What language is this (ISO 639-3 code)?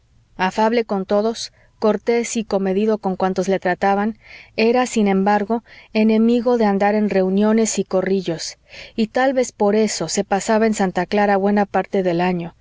spa